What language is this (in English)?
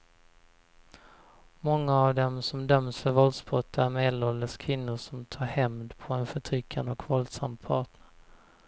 Swedish